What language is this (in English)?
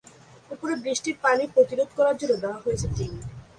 Bangla